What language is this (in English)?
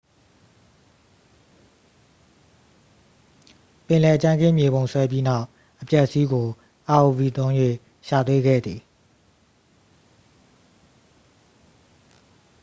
Burmese